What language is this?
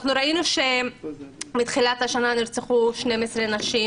Hebrew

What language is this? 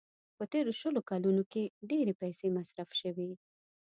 Pashto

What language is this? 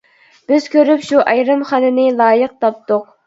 Uyghur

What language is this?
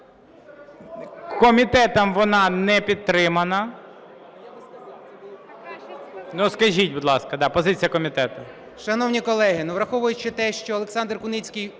Ukrainian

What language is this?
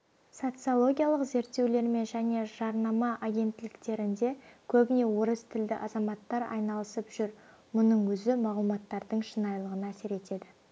Kazakh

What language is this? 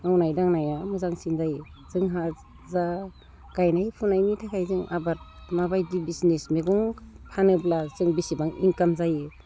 Bodo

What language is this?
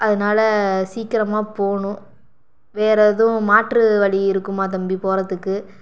Tamil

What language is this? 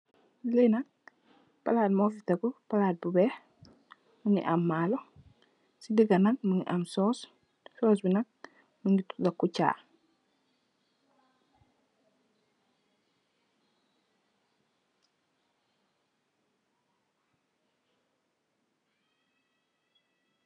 Wolof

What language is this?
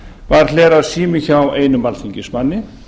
Icelandic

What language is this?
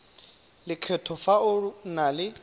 Tswana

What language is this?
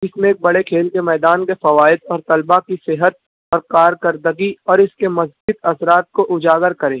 Urdu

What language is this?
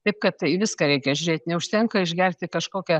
Lithuanian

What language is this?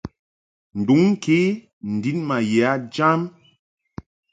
Mungaka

